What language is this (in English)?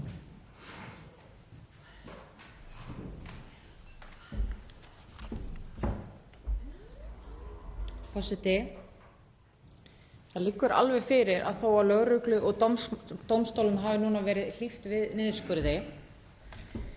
Icelandic